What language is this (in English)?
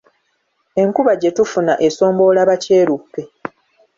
Ganda